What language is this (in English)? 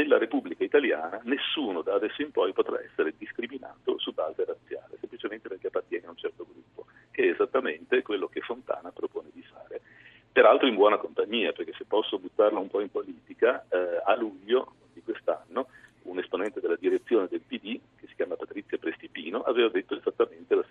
Italian